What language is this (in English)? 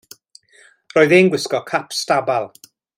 Welsh